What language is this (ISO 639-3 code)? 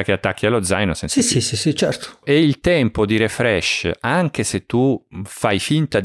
ita